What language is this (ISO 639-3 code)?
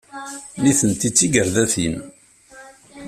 kab